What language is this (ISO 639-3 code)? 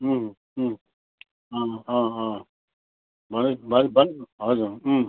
nep